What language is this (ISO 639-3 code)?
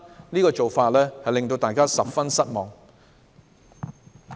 yue